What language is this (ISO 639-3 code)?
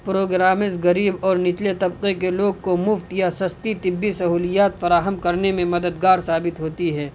urd